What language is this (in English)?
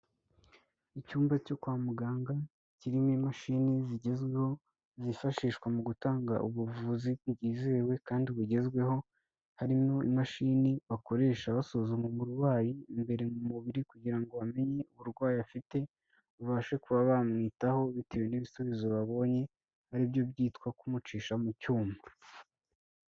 Kinyarwanda